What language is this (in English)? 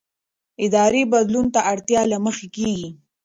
Pashto